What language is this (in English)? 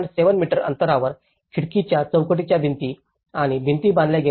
Marathi